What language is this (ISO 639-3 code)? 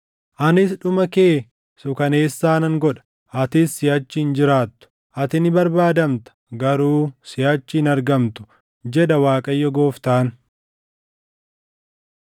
orm